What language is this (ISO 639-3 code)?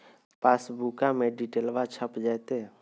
mag